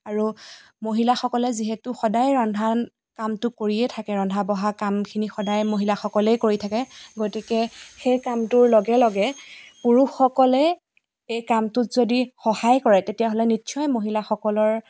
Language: Assamese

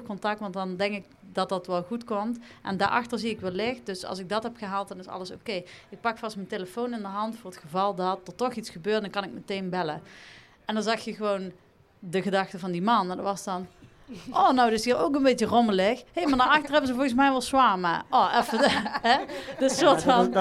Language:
Dutch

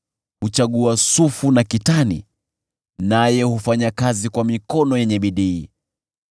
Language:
Swahili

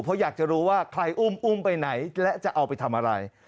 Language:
Thai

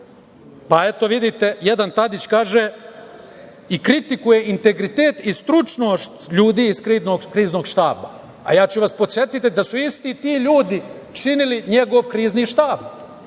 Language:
Serbian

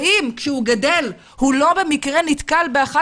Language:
Hebrew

